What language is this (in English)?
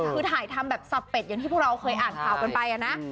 Thai